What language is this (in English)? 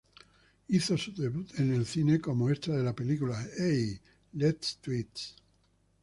Spanish